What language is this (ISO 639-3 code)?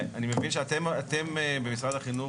heb